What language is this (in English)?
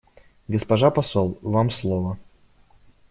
Russian